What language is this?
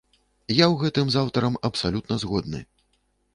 Belarusian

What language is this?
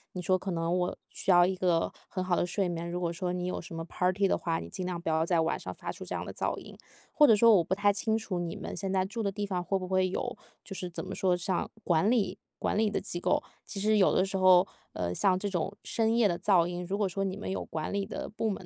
Chinese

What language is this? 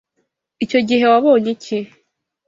Kinyarwanda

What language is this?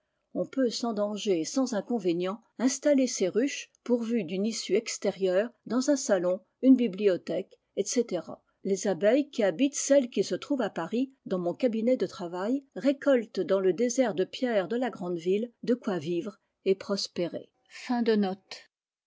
French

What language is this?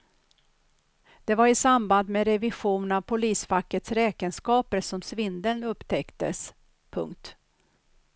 Swedish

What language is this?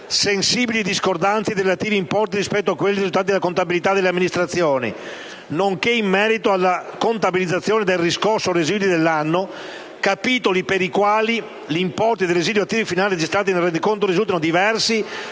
Italian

